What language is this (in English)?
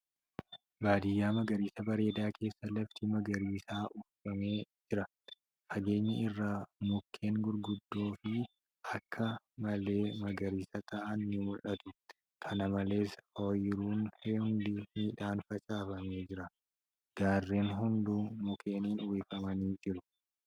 Oromo